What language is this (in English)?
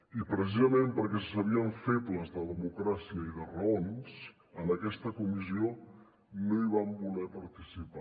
Catalan